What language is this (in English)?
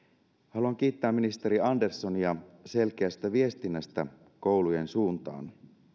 Finnish